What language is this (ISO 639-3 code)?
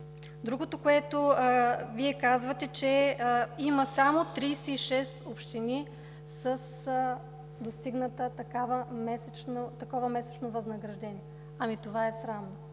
bul